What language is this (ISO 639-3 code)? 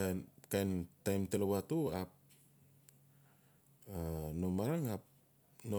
ncf